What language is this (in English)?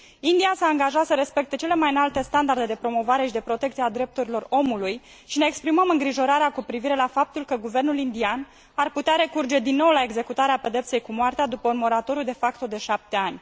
Romanian